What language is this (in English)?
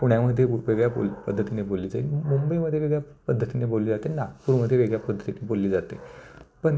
Marathi